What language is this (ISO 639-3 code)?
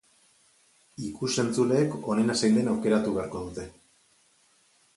eus